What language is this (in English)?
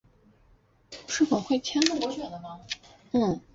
Chinese